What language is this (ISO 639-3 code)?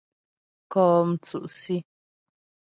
bbj